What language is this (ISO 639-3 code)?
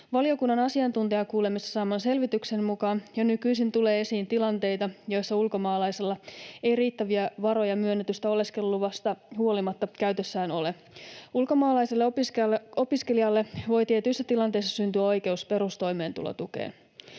fin